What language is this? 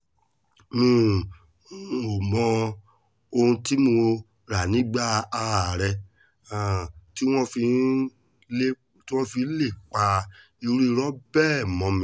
Yoruba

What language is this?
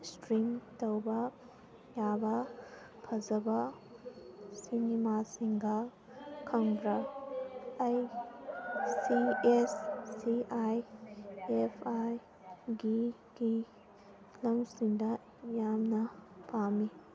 Manipuri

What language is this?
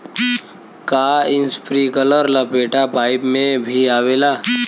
Bhojpuri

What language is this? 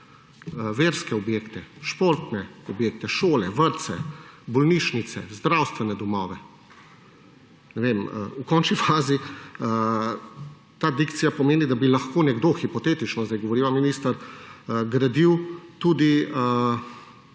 Slovenian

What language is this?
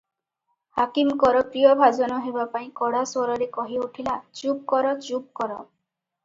Odia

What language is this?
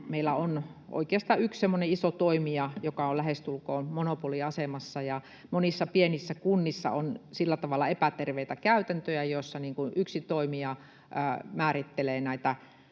Finnish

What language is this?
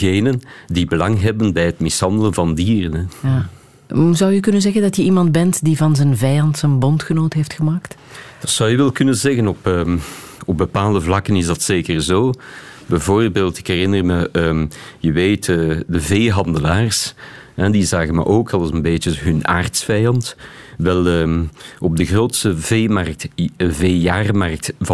Dutch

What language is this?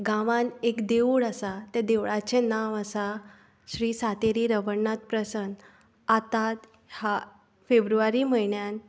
Konkani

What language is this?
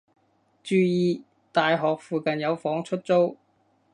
Cantonese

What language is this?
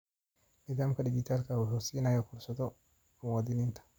Somali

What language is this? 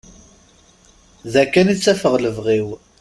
Kabyle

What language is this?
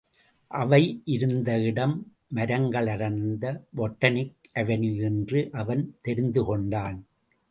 Tamil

